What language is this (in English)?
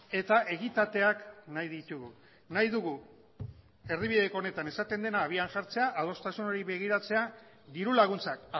Basque